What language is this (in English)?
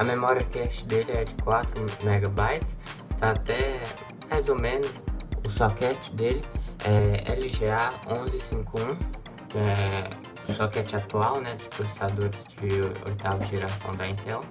Portuguese